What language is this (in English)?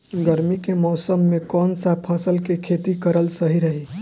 Bhojpuri